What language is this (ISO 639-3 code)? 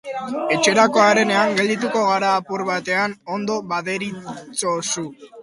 eus